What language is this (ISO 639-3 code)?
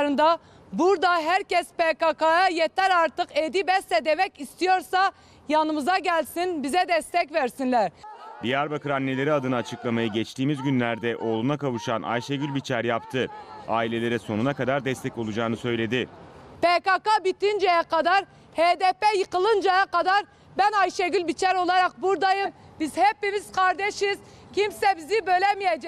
tur